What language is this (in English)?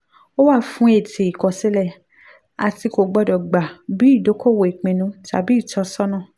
Yoruba